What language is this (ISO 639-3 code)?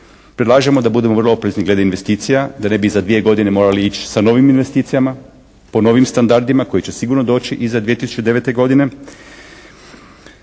hrv